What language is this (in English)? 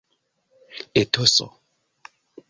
Esperanto